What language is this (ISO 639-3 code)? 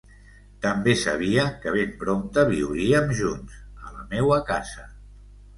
cat